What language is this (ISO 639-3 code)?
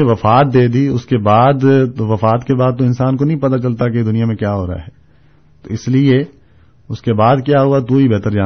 urd